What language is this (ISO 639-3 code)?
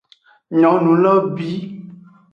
ajg